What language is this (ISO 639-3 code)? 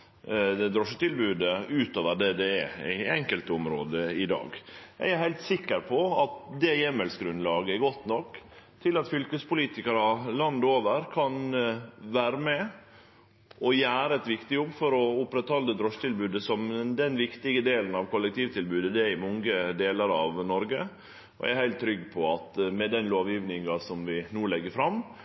nno